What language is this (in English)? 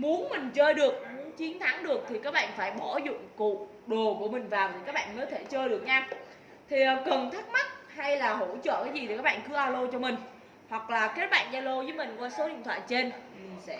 Vietnamese